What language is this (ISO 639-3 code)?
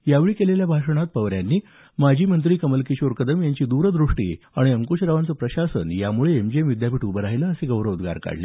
mar